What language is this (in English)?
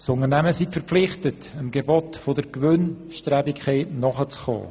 Swiss German